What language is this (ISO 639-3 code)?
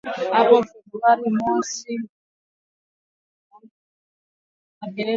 swa